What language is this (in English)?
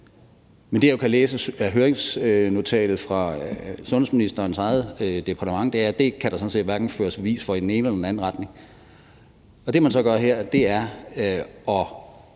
Danish